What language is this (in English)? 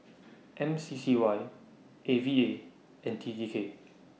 English